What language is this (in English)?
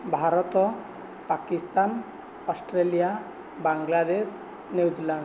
Odia